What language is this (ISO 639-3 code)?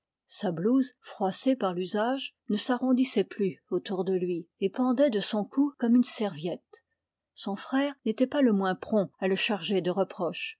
fra